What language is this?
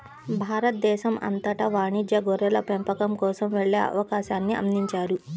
Telugu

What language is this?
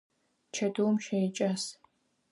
Adyghe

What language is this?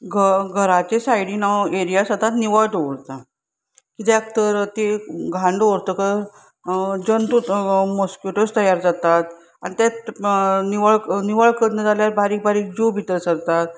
Konkani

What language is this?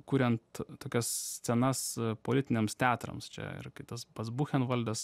Lithuanian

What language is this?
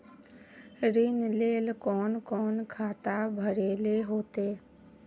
Magahi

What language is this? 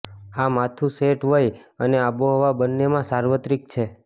Gujarati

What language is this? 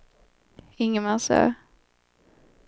Swedish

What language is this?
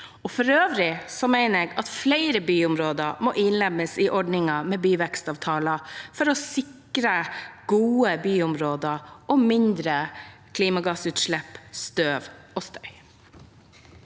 Norwegian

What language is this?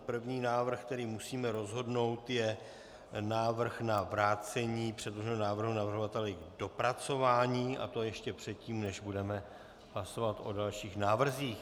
Czech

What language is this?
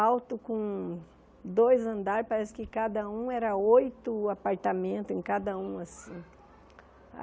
Portuguese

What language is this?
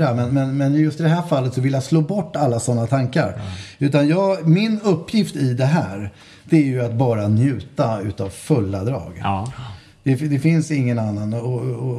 Swedish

